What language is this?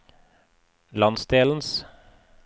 Norwegian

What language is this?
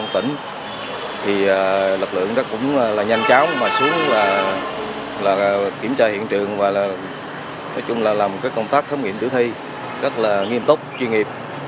Vietnamese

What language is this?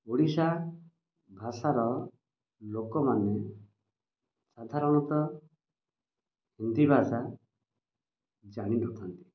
Odia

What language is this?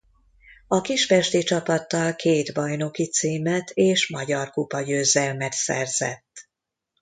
Hungarian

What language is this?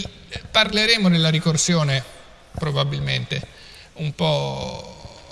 Italian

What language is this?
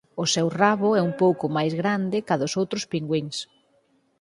Galician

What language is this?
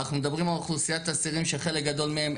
Hebrew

